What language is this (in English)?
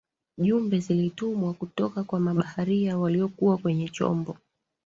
Swahili